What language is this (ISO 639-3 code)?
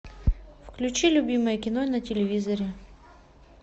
rus